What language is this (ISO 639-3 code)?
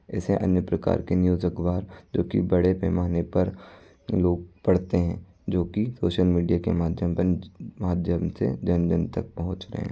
hin